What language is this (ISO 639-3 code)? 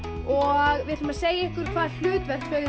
isl